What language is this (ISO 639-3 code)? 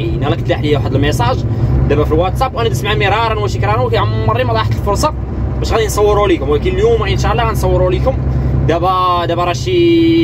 ara